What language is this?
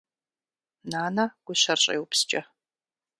Kabardian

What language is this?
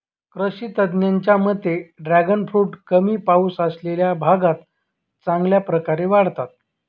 Marathi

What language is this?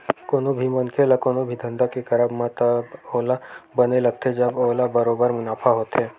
Chhattisgarhi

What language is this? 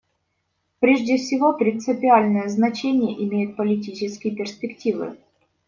Russian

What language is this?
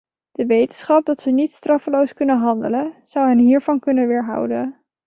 Dutch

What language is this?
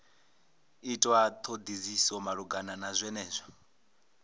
Venda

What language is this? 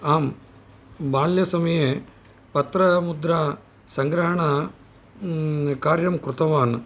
Sanskrit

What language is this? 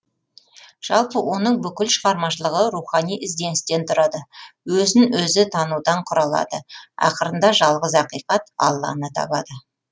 Kazakh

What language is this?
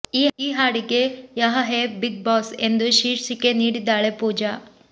Kannada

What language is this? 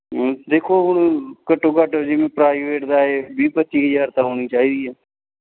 Punjabi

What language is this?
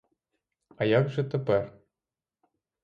Ukrainian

